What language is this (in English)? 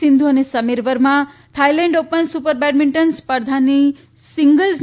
Gujarati